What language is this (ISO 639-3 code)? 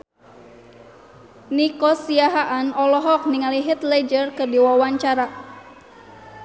sun